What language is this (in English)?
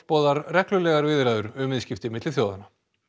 Icelandic